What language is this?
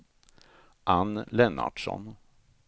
Swedish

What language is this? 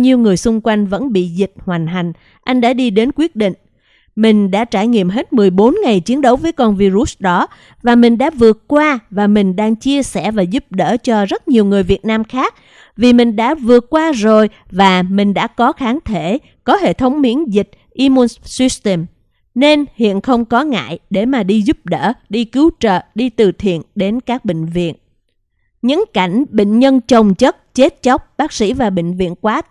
Vietnamese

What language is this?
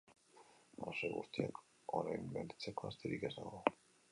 Basque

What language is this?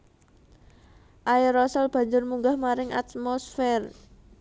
Javanese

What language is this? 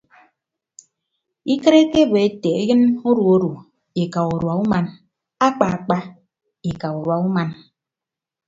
Ibibio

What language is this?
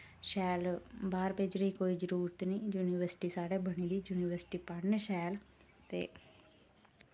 Dogri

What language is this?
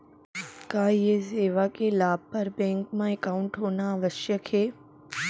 Chhattisgarhi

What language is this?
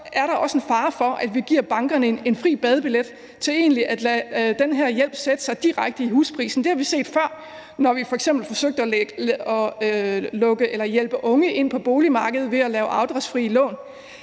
Danish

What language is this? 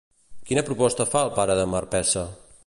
Catalan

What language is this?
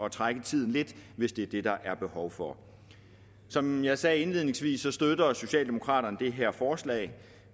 Danish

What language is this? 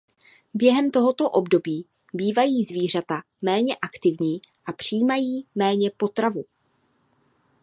Czech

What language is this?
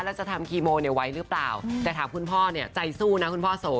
Thai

